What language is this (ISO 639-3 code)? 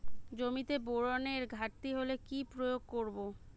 ben